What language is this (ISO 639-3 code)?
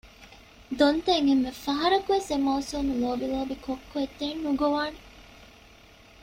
div